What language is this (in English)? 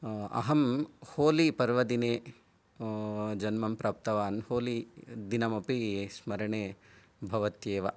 Sanskrit